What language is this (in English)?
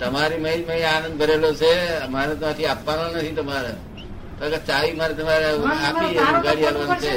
Gujarati